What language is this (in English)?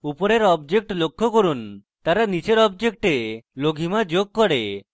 Bangla